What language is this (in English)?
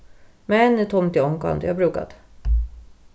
Faroese